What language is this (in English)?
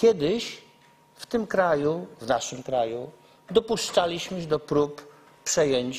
Polish